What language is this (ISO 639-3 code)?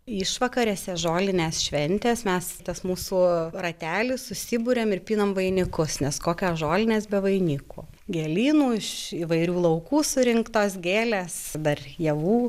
lit